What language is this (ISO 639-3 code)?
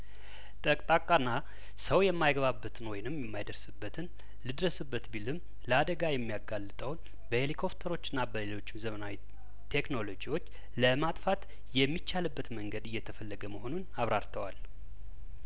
amh